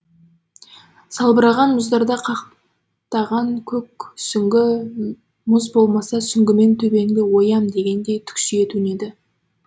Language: Kazakh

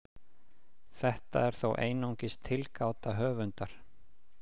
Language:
Icelandic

